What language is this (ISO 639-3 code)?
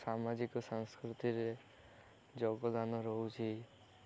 ori